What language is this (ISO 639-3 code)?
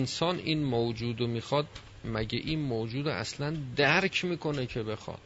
fas